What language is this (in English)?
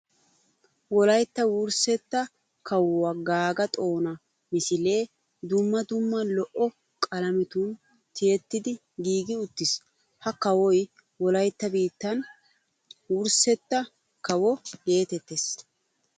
Wolaytta